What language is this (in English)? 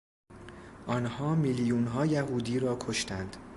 Persian